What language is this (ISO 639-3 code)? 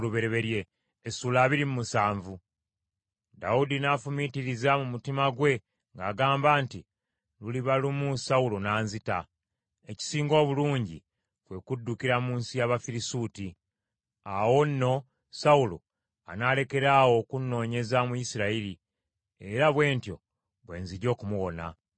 lug